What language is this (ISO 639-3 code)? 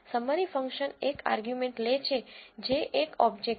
guj